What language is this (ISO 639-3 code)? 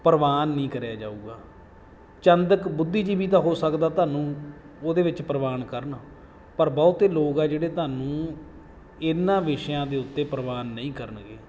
pan